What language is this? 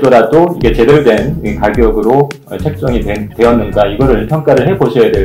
Korean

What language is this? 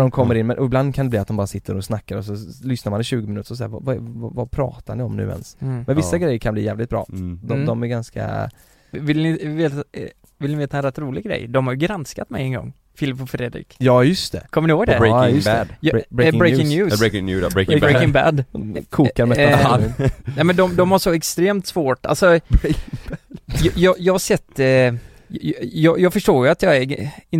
Swedish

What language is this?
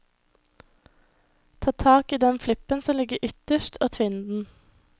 Norwegian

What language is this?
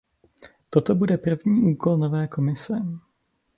Czech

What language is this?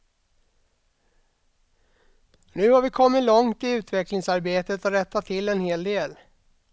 Swedish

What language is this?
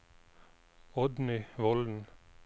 Norwegian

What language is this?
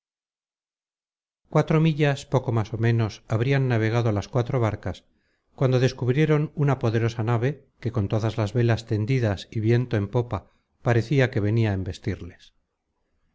Spanish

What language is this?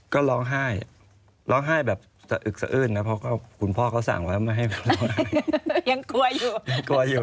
Thai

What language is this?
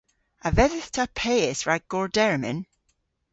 Cornish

